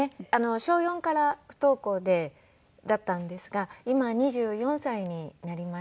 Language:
Japanese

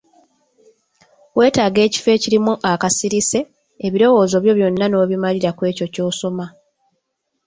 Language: Ganda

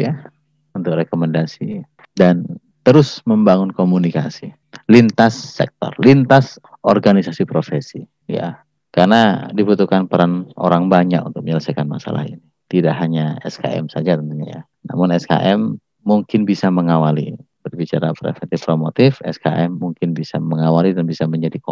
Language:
Indonesian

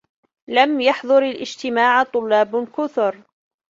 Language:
Arabic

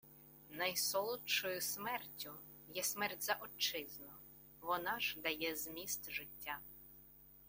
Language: Ukrainian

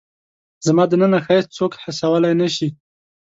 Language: Pashto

